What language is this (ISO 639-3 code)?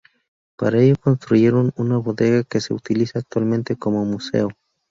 spa